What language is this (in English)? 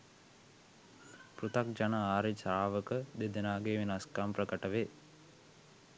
Sinhala